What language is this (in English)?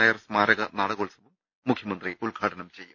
Malayalam